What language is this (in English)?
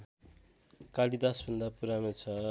Nepali